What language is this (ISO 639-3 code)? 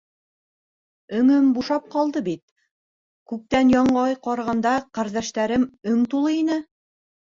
bak